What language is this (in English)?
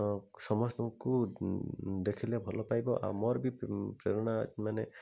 Odia